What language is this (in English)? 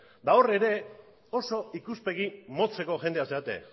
Basque